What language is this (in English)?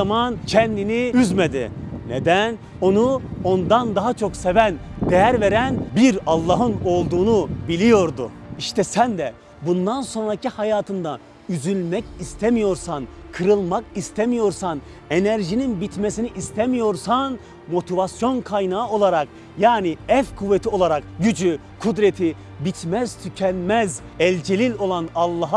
Turkish